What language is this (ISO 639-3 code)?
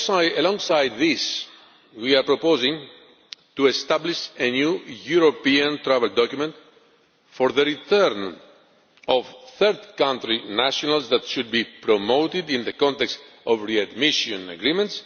eng